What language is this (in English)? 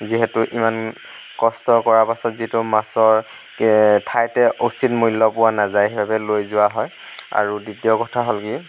Assamese